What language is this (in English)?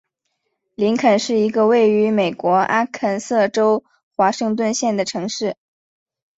Chinese